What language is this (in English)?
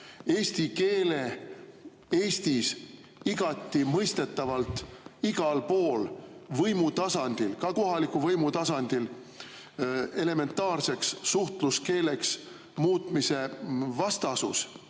Estonian